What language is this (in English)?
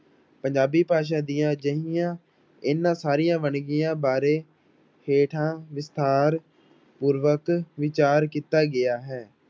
Punjabi